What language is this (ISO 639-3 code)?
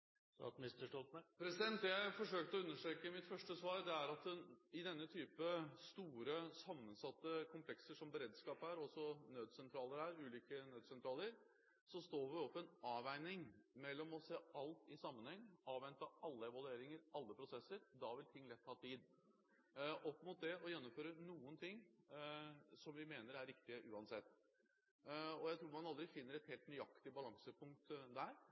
nob